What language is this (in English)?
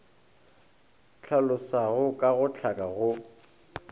Northern Sotho